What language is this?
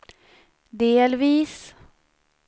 Swedish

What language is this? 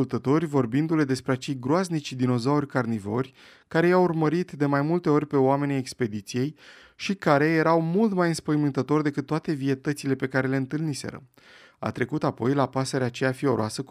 Romanian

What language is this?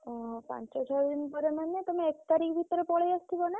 Odia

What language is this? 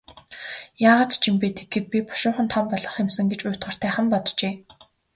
Mongolian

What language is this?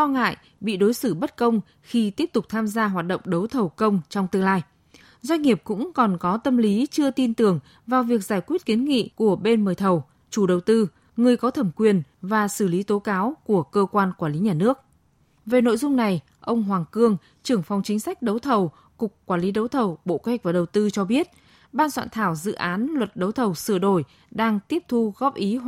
Vietnamese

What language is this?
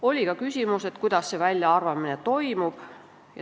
Estonian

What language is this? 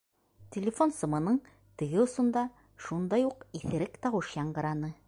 Bashkir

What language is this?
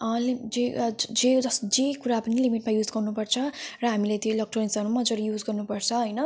Nepali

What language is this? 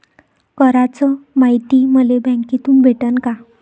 Marathi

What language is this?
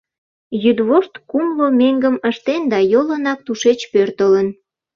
Mari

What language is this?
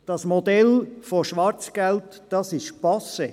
Swiss German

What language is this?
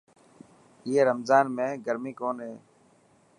Dhatki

